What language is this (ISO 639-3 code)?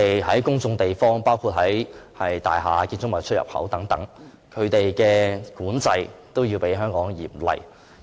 yue